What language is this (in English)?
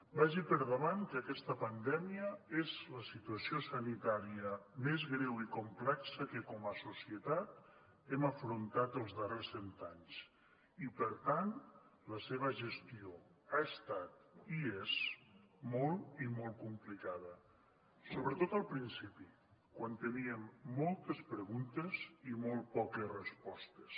Catalan